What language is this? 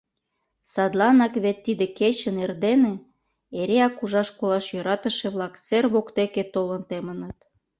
Mari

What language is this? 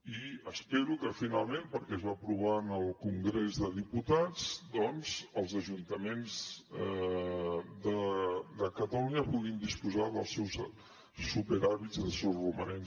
Catalan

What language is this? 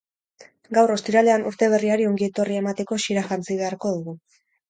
Basque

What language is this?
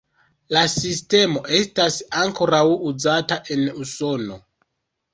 Esperanto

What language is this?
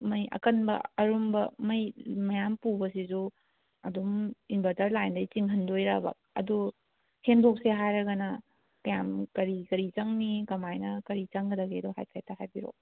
Manipuri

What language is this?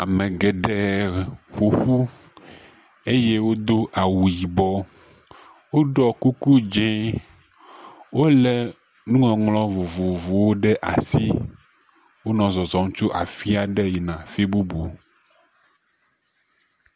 Ewe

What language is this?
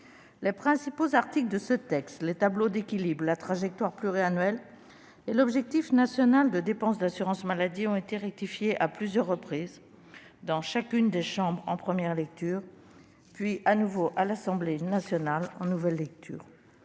French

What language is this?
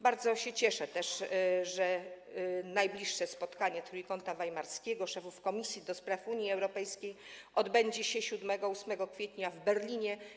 Polish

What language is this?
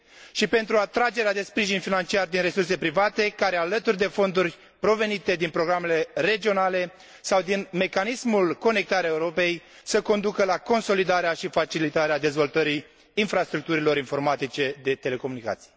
Romanian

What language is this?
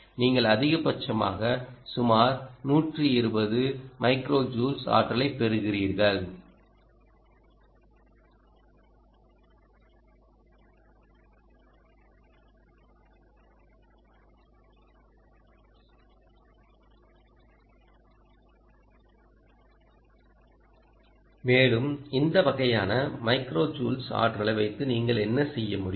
Tamil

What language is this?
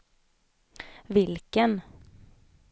Swedish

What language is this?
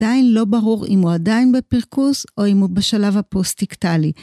Hebrew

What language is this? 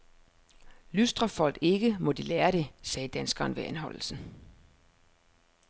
Danish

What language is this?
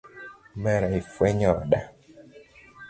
Luo (Kenya and Tanzania)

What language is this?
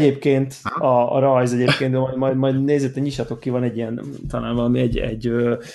Hungarian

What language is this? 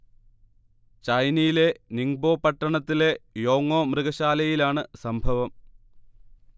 Malayalam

